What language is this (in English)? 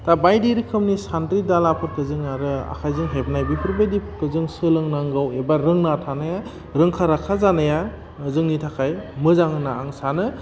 Bodo